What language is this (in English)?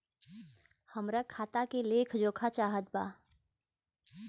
Bhojpuri